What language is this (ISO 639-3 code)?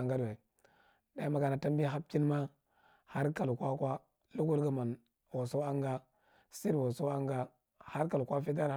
mrt